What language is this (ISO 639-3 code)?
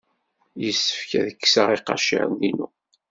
kab